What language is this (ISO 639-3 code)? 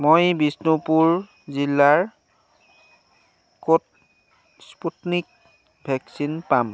asm